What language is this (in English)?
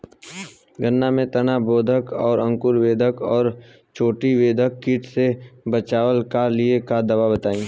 Bhojpuri